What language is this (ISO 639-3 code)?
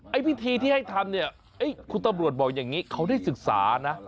tha